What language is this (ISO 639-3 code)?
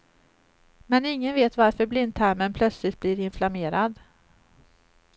swe